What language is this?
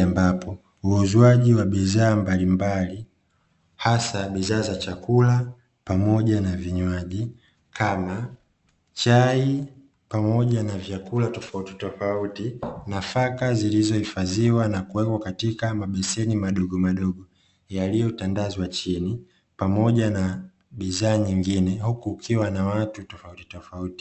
Swahili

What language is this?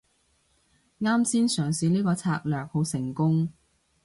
Cantonese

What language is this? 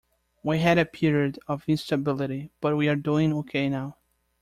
English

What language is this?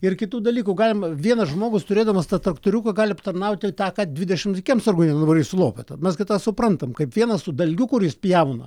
Lithuanian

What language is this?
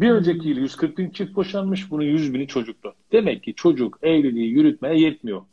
Turkish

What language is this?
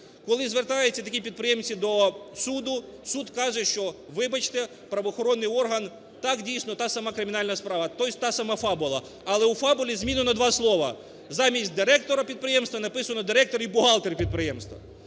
Ukrainian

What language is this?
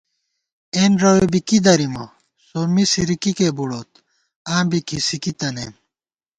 Gawar-Bati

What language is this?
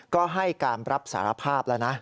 Thai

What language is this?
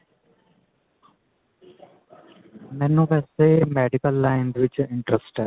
Punjabi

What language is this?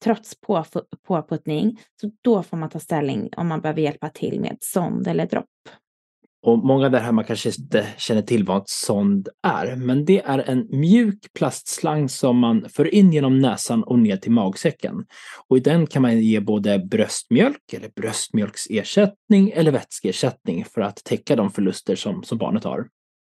Swedish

